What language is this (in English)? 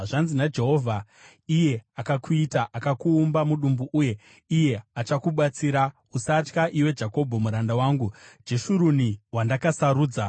Shona